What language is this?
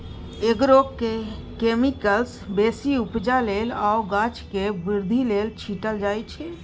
Maithili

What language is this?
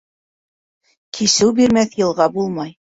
Bashkir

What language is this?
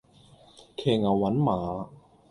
Cantonese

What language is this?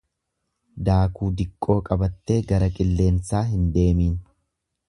Oromo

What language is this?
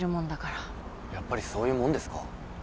Japanese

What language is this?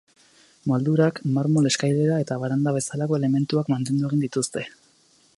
Basque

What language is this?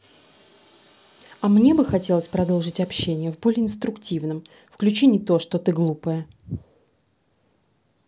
Russian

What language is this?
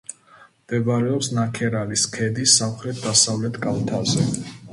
Georgian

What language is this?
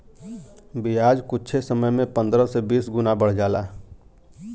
Bhojpuri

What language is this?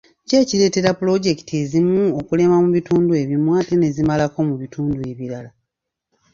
Ganda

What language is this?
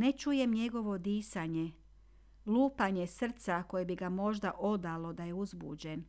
Croatian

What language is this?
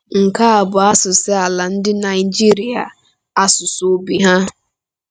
Igbo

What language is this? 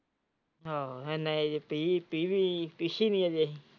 Punjabi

